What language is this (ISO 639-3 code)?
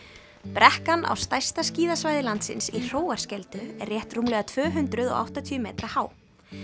isl